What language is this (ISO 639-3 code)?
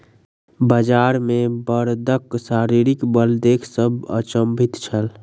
mai